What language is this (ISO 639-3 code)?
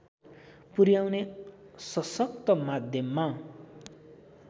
nep